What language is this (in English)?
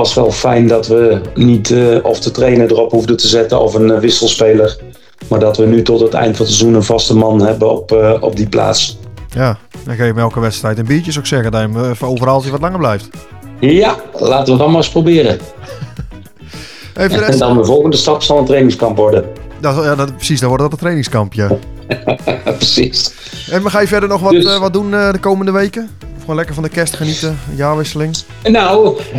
Dutch